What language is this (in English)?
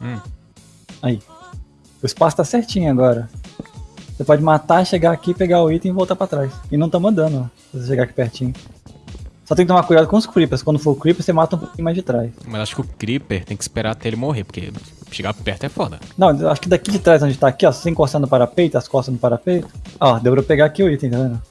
Portuguese